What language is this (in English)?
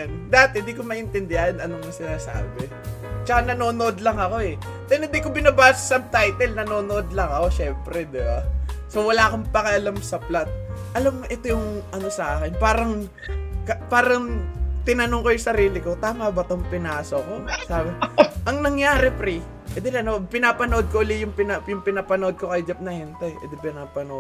Filipino